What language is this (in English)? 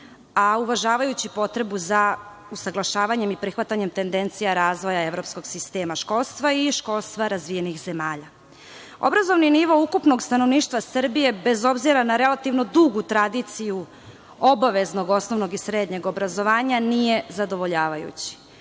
Serbian